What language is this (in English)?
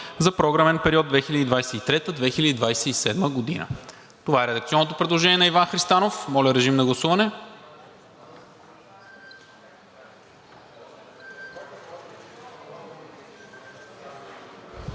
Bulgarian